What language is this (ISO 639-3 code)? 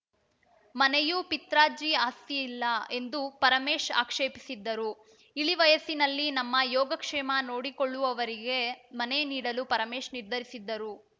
kan